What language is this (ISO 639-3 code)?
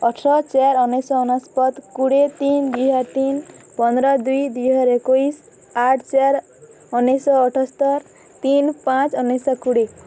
ori